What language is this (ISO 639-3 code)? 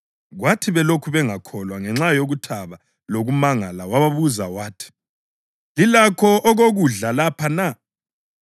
nde